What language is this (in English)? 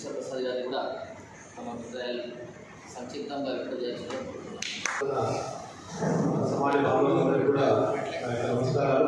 Arabic